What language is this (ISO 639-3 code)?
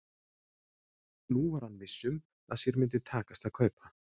isl